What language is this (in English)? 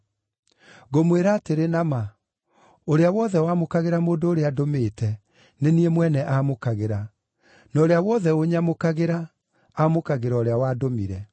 Kikuyu